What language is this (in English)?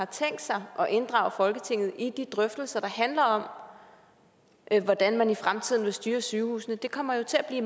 Danish